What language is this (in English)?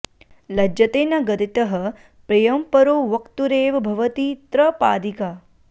Sanskrit